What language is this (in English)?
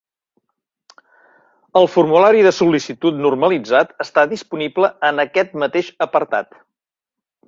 Catalan